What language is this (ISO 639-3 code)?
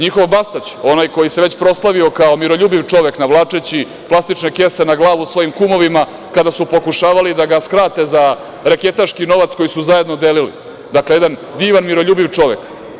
srp